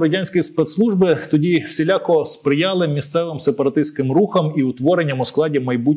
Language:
Ukrainian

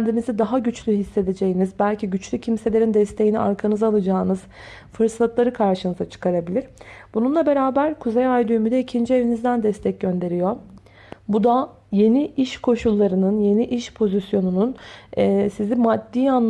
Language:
Turkish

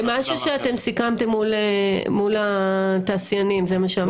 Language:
Hebrew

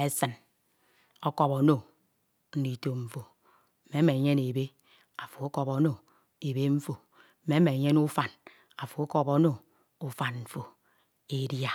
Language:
Ito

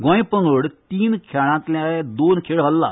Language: Konkani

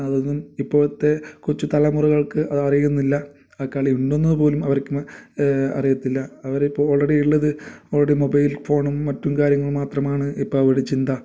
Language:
Malayalam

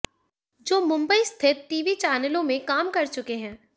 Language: Hindi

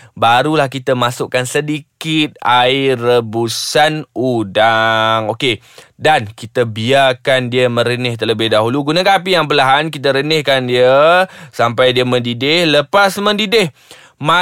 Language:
Malay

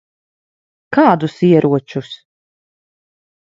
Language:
Latvian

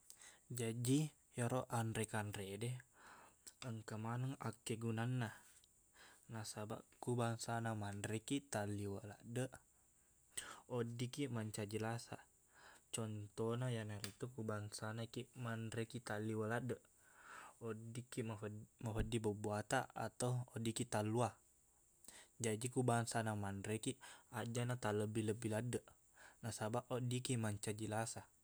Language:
Buginese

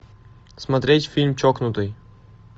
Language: Russian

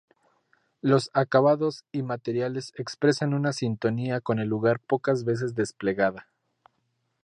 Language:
Spanish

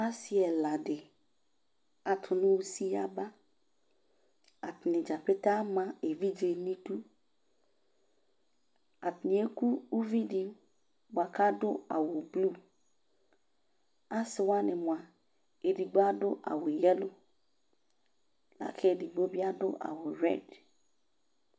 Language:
Ikposo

